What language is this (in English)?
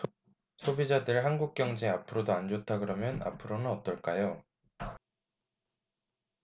Korean